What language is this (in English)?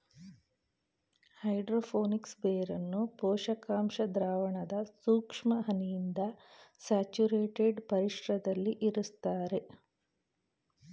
Kannada